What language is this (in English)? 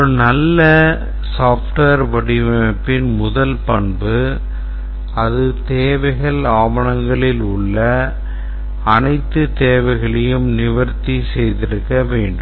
Tamil